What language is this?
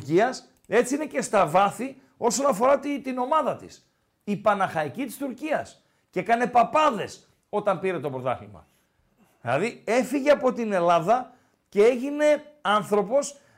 Greek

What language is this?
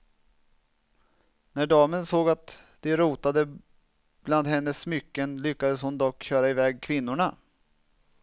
Swedish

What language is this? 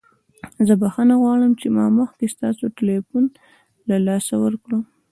Pashto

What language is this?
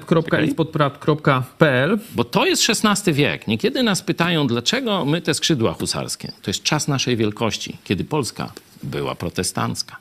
Polish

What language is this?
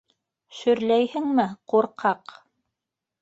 Bashkir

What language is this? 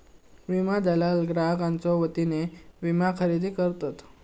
Marathi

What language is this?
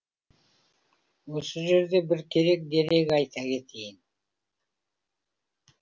Kazakh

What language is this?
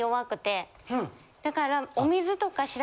Japanese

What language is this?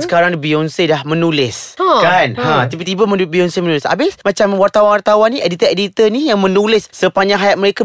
Malay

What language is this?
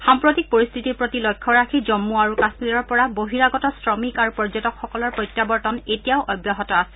Assamese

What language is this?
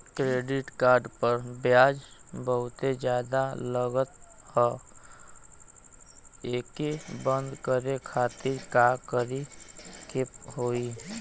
Bhojpuri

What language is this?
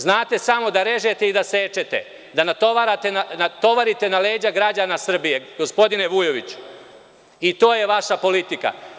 Serbian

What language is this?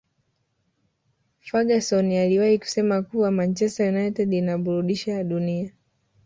Swahili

